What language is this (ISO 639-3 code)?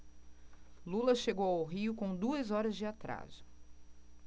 por